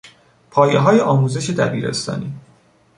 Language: Persian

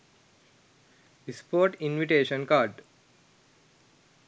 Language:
Sinhala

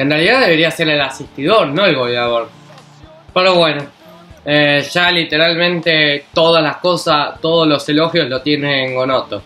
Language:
Spanish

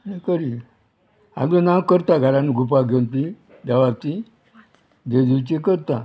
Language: Konkani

